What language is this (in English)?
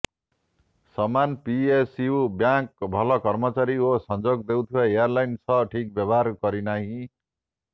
Odia